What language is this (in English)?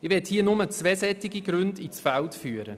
Swiss German